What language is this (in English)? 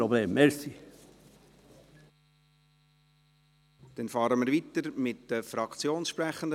Swiss German